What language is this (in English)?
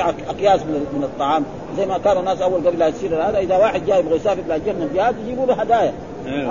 Arabic